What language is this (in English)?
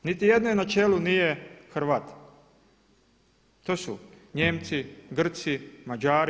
Croatian